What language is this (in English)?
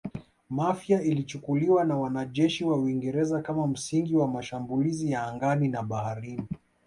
Swahili